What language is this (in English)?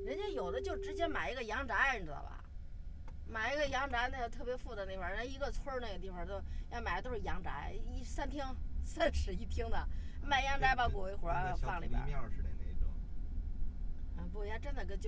Chinese